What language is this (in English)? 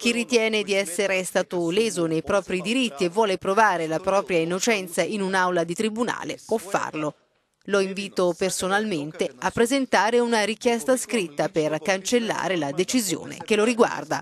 Italian